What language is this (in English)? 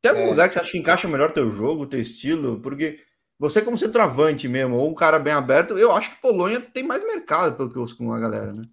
Portuguese